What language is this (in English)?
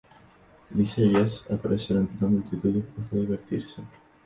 Spanish